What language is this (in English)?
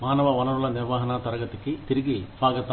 Telugu